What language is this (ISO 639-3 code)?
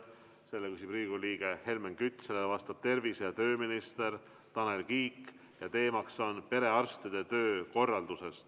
est